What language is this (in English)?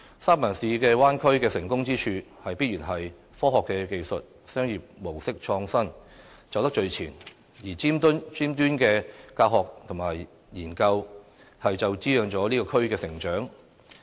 Cantonese